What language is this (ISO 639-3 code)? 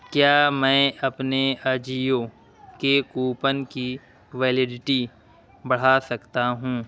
urd